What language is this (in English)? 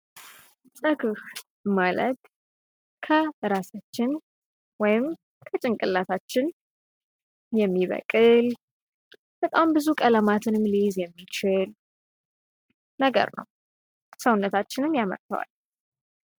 Amharic